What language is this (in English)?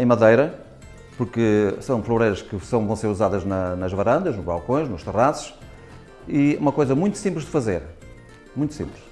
Portuguese